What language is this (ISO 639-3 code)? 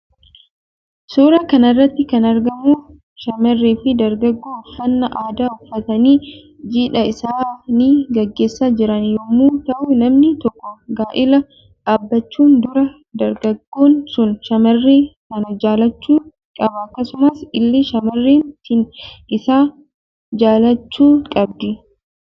orm